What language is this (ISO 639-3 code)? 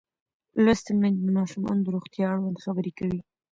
pus